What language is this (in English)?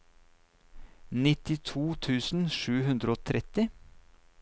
Norwegian